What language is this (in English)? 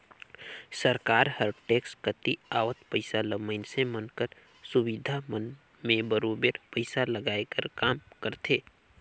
Chhattisgarhi